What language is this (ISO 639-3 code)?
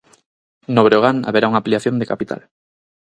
glg